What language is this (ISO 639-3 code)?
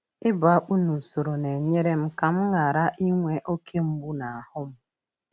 ibo